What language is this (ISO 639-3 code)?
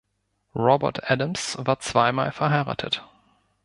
deu